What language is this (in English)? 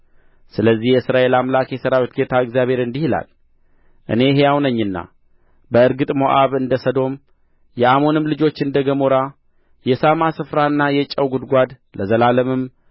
Amharic